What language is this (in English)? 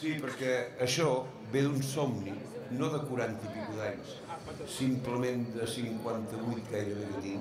Spanish